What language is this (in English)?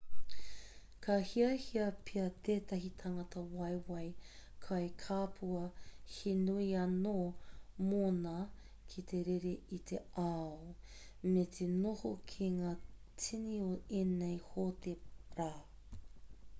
Māori